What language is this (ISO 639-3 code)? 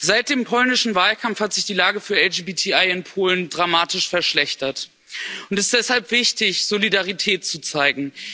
deu